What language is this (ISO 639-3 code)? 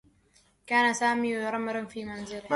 ara